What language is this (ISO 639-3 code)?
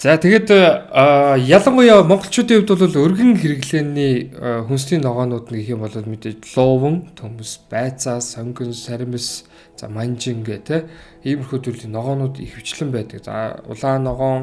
tur